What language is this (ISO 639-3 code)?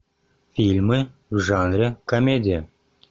rus